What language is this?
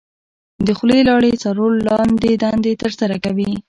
Pashto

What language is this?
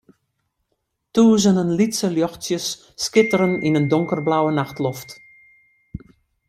Western Frisian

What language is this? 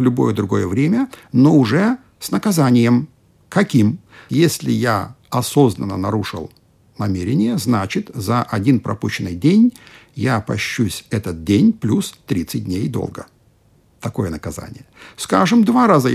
Russian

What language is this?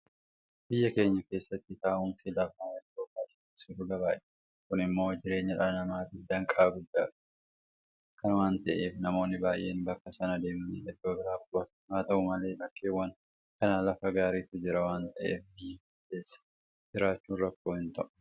Oromo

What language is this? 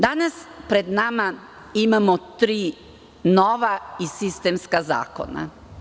Serbian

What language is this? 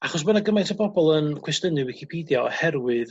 Welsh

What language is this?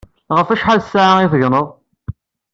Kabyle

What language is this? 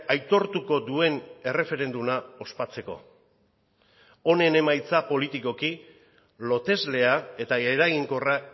Basque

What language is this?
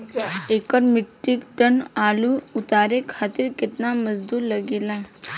Bhojpuri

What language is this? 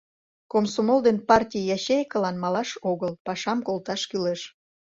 Mari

